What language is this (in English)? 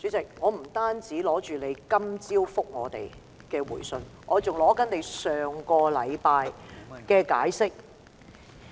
Cantonese